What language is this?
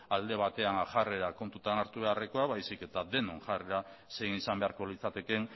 Basque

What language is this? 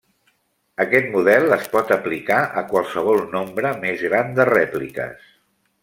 Catalan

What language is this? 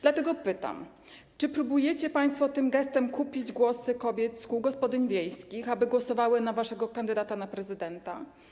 Polish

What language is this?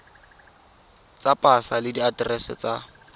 Tswana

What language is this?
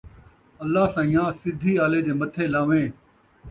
Saraiki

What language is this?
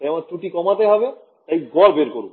Bangla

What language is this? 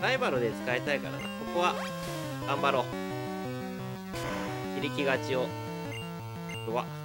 Japanese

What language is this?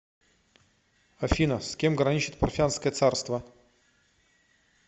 Russian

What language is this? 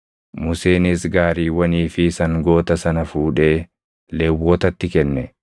Oromo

